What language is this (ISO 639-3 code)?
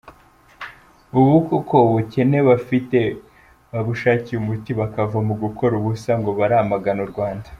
kin